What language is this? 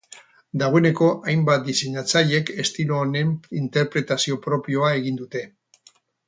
Basque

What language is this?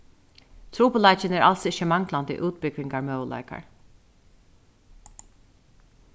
Faroese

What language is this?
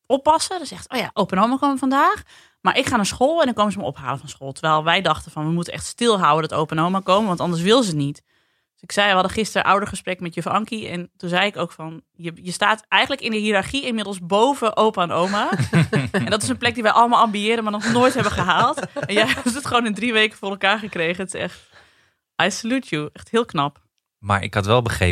Dutch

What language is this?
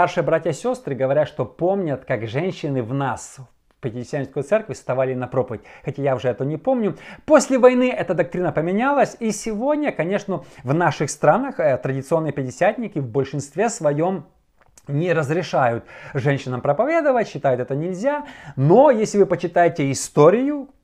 Russian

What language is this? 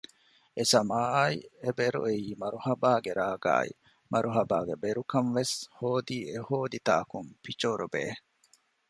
Divehi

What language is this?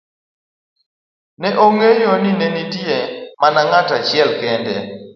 Luo (Kenya and Tanzania)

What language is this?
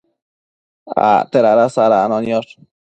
Matsés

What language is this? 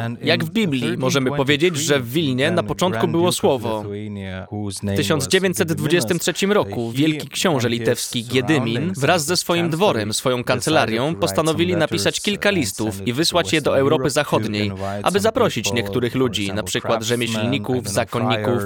Polish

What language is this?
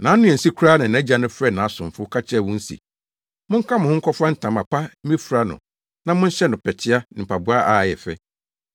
Akan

